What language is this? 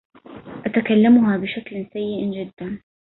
Arabic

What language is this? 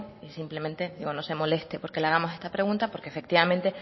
Spanish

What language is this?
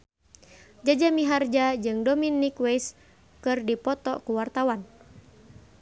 Sundanese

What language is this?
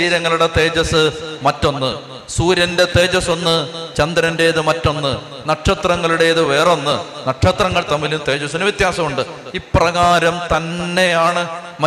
Malayalam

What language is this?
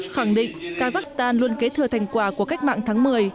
Vietnamese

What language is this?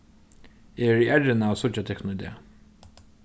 Faroese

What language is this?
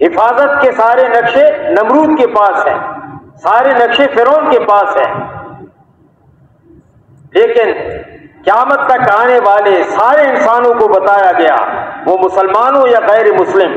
Hindi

